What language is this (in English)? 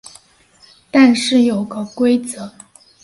Chinese